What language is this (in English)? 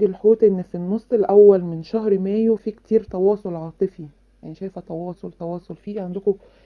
Arabic